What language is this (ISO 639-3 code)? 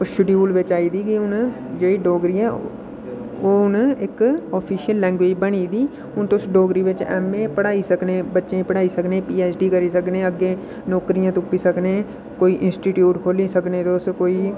doi